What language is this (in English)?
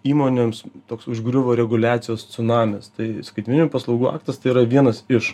Lithuanian